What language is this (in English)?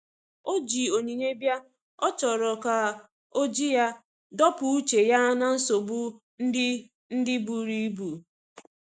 Igbo